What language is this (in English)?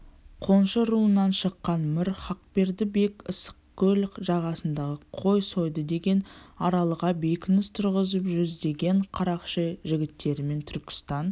Kazakh